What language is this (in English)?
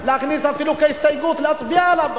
Hebrew